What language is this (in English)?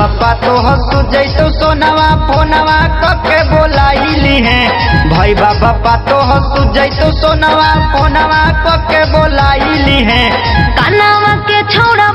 Hindi